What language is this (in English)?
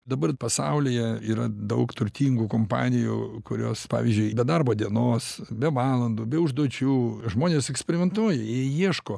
Lithuanian